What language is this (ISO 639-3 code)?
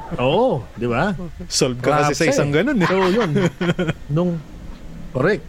fil